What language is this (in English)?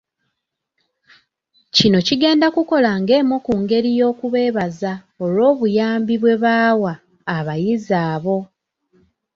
Ganda